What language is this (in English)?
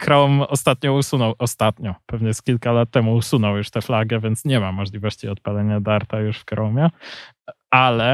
Polish